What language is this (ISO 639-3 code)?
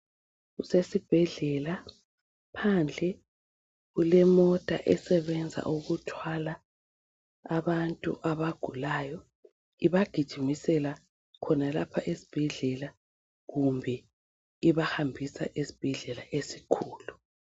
nde